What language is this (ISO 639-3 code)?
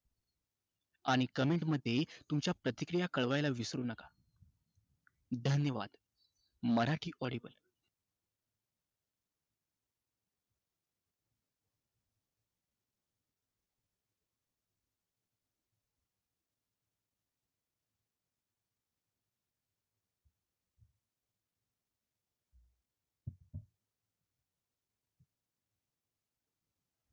mar